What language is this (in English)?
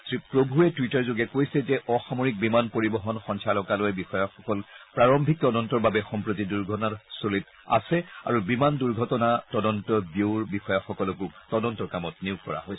Assamese